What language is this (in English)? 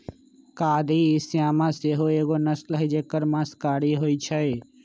Magahi